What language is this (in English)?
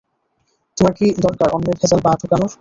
Bangla